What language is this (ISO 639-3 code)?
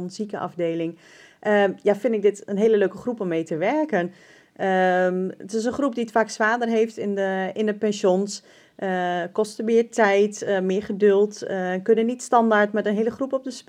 nld